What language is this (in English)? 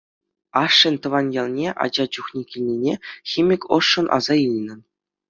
Chuvash